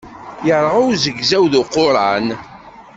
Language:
Kabyle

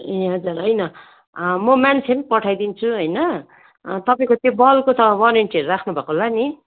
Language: Nepali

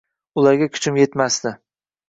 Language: Uzbek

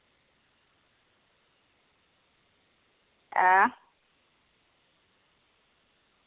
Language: Dogri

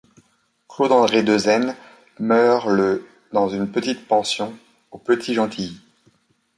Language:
French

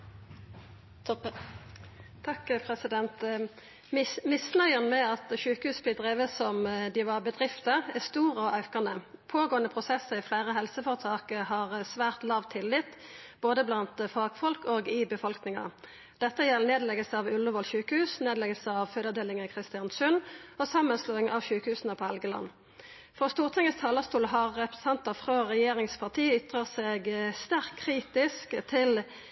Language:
Norwegian Nynorsk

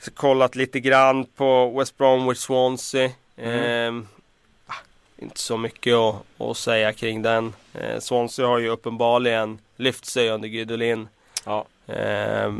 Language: Swedish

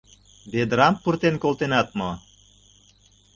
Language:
Mari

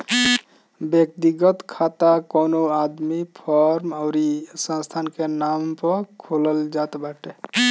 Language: Bhojpuri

